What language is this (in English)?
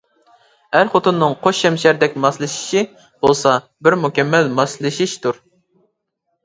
Uyghur